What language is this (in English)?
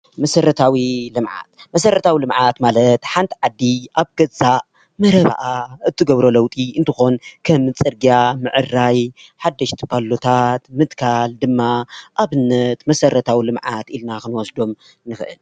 Tigrinya